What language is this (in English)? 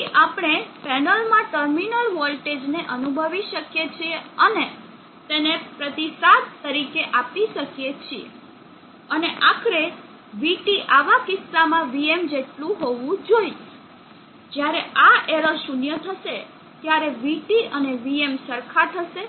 Gujarati